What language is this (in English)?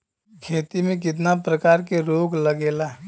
Bhojpuri